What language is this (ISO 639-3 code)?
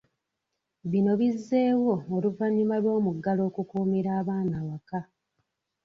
lug